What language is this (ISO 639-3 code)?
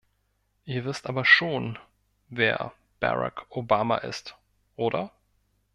deu